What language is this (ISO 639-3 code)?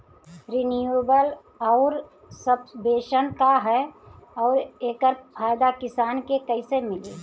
bho